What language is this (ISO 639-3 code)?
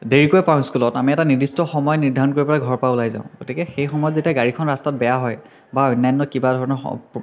asm